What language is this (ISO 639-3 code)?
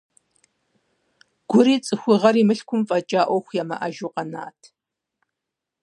kbd